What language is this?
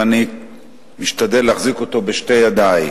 Hebrew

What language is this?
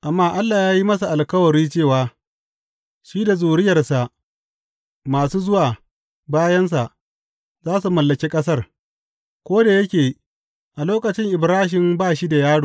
Hausa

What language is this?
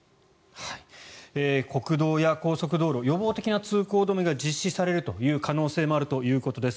Japanese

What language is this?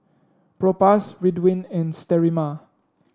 English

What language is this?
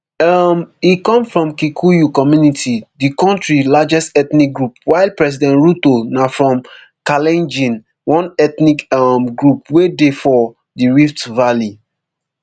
Nigerian Pidgin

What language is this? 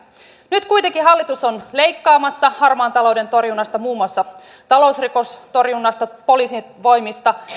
Finnish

